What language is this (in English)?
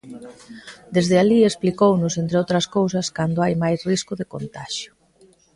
Galician